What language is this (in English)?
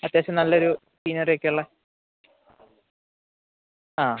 Malayalam